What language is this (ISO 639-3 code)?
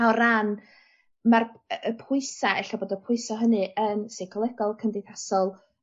cym